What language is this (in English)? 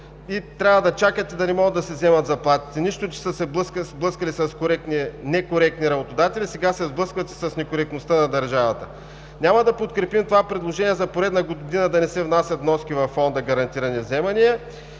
Bulgarian